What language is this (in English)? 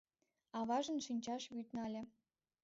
Mari